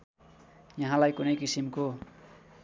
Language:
Nepali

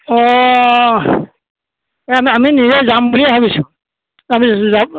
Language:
Assamese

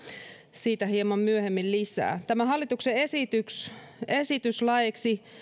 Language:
Finnish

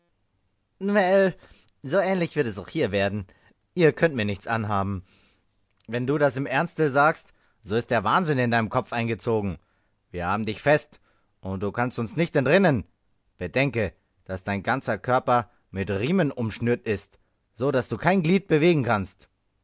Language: German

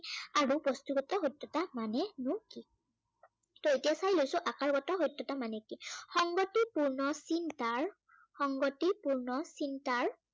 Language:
Assamese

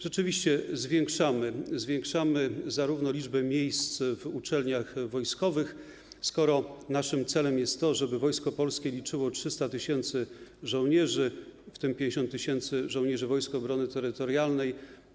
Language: Polish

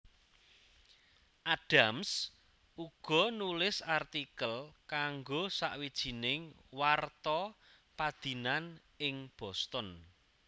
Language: Javanese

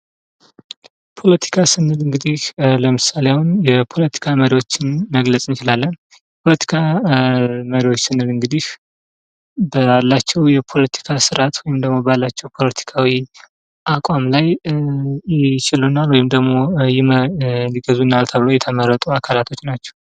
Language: Amharic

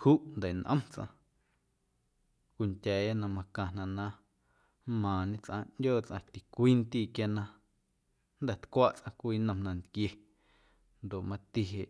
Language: Guerrero Amuzgo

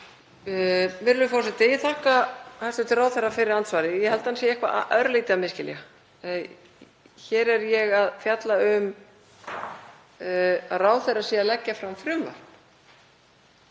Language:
Icelandic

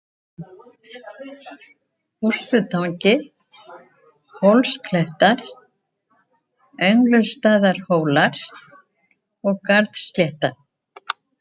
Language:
Icelandic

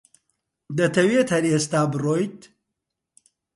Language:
Central Kurdish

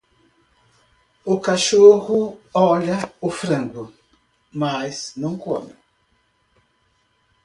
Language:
Portuguese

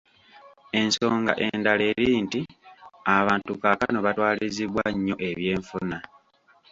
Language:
Ganda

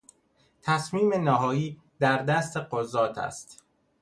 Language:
Persian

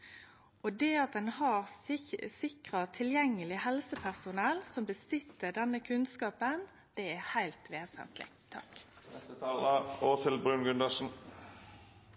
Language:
Norwegian Nynorsk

